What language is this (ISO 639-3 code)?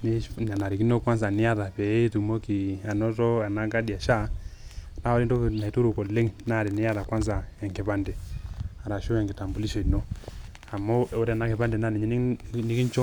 mas